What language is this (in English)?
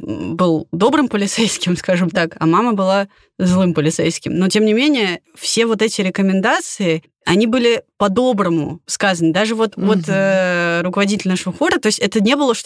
Russian